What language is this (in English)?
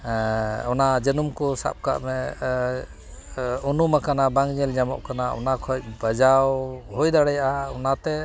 Santali